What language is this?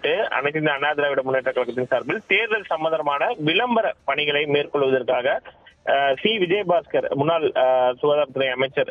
Tamil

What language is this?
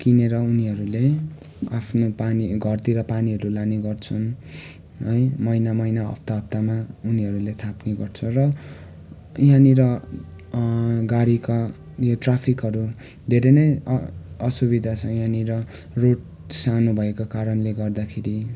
Nepali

